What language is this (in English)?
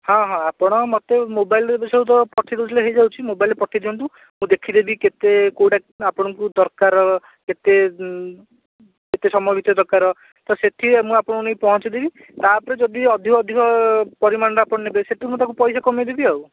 Odia